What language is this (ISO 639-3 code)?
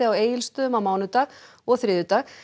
isl